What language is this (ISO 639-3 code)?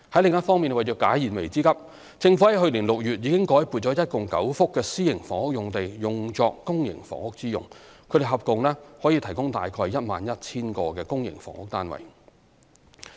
yue